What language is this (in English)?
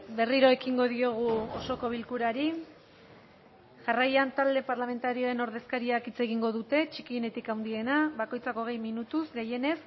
Basque